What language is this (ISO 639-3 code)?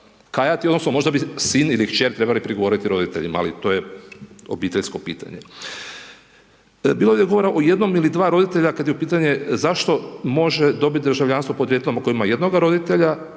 hrv